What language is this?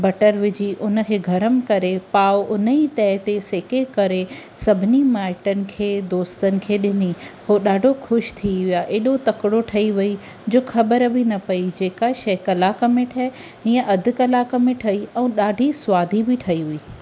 Sindhi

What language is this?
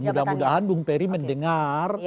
Indonesian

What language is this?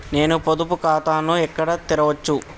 Telugu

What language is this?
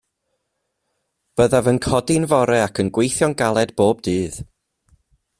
Welsh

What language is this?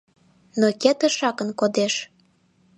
Mari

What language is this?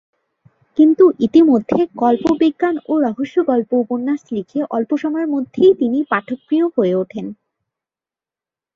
Bangla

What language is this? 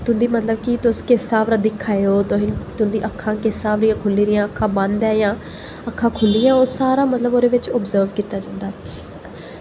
Dogri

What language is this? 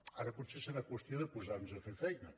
Catalan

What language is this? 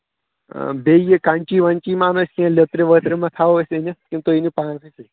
Kashmiri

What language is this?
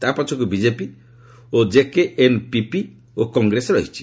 Odia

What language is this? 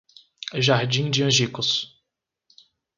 Portuguese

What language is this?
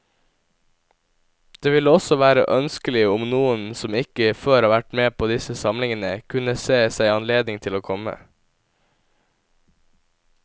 Norwegian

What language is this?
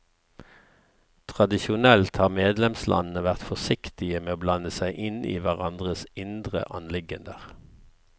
Norwegian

